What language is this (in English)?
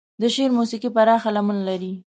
Pashto